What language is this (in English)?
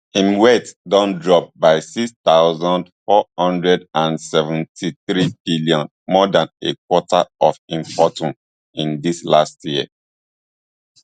Nigerian Pidgin